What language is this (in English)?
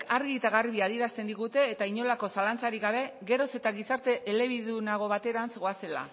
Basque